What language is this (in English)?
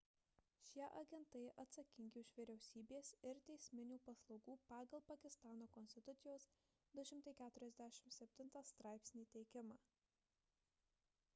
Lithuanian